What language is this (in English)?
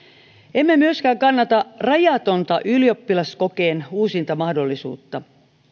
Finnish